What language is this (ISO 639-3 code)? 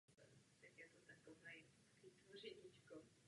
ces